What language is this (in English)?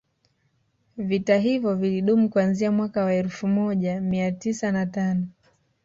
Swahili